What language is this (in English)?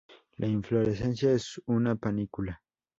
Spanish